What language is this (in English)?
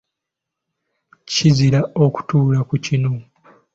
Ganda